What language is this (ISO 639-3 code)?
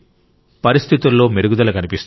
tel